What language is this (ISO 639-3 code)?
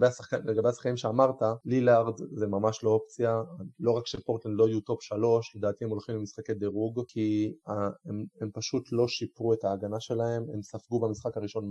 heb